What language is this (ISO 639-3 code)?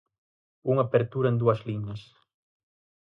glg